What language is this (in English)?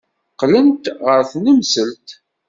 Kabyle